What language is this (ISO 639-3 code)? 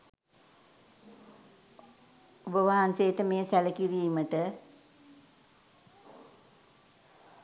sin